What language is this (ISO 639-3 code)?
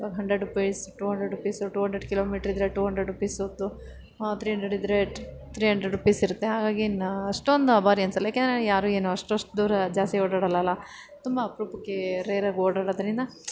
kan